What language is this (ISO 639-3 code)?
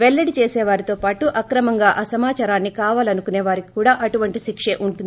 tel